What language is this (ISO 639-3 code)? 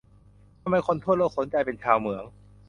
tha